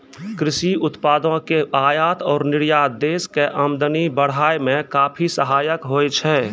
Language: Maithili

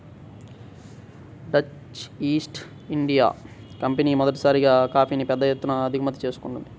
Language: Telugu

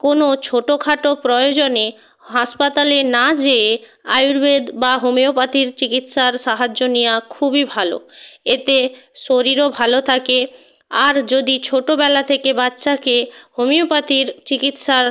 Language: Bangla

